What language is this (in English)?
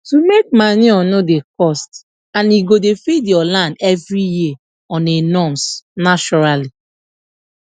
Nigerian Pidgin